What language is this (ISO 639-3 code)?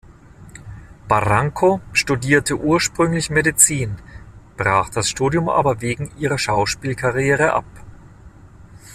deu